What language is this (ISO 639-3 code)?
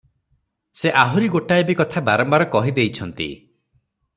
ori